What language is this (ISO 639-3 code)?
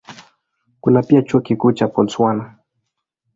swa